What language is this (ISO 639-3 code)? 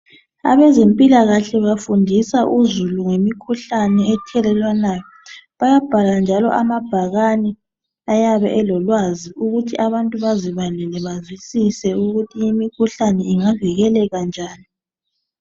nde